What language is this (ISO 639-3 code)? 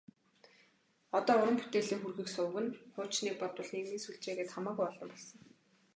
mon